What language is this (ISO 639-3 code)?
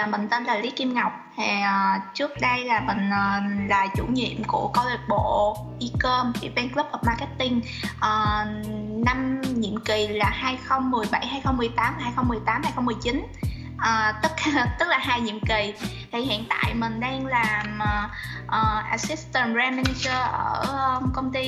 vie